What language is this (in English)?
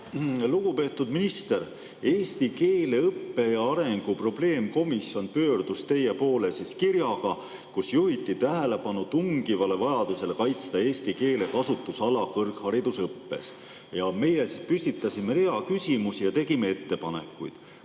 Estonian